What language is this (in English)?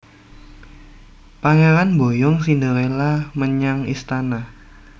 Javanese